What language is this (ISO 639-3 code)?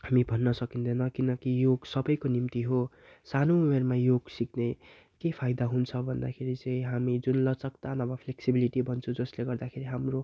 nep